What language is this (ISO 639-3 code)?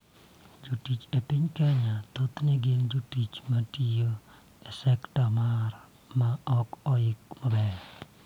luo